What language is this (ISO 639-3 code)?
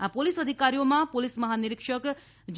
guj